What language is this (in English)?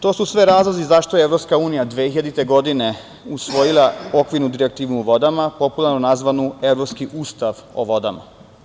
Serbian